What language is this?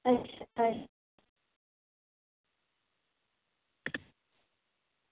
Dogri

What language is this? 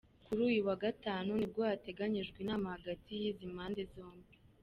Kinyarwanda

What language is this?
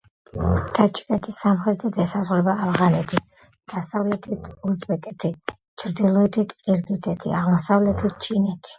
Georgian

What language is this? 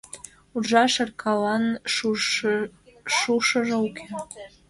Mari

